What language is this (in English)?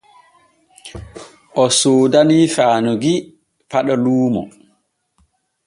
Borgu Fulfulde